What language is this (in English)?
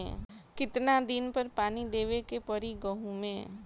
Bhojpuri